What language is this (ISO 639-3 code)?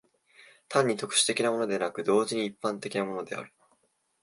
jpn